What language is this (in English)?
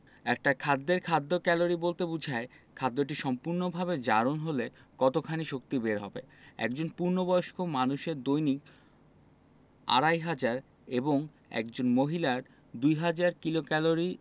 Bangla